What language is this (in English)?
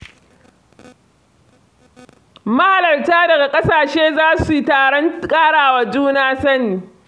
Hausa